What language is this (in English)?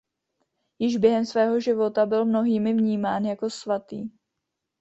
Czech